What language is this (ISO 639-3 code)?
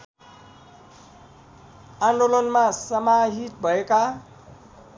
nep